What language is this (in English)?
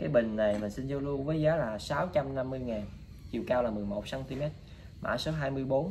Vietnamese